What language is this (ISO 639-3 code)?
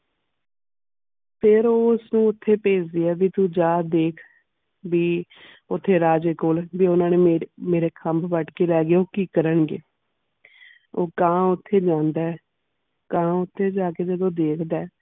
pan